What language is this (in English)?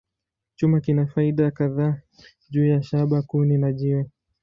Swahili